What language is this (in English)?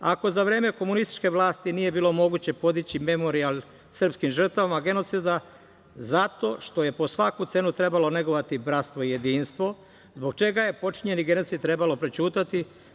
Serbian